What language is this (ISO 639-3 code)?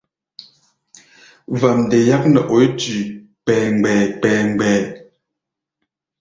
gba